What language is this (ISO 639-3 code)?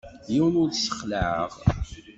kab